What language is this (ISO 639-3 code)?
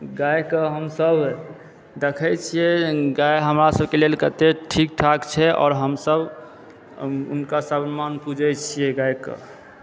mai